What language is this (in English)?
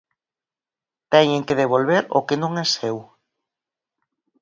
Galician